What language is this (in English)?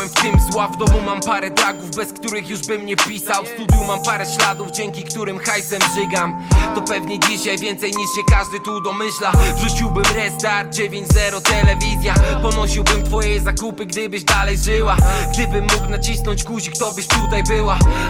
Polish